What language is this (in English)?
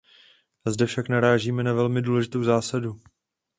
Czech